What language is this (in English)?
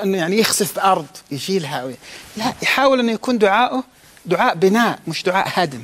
Arabic